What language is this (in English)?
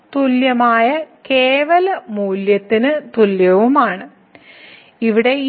Malayalam